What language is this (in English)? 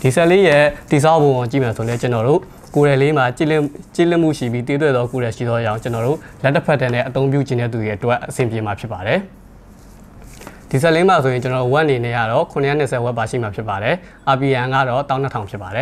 Thai